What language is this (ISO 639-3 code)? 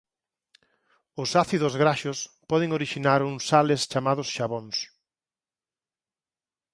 glg